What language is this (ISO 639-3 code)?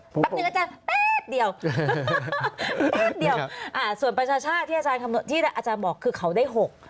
tha